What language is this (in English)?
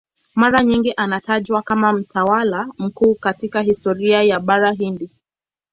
Swahili